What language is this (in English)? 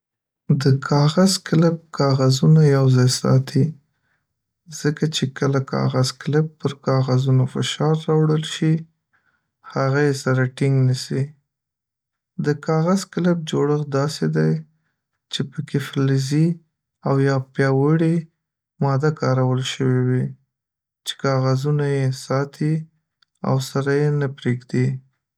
Pashto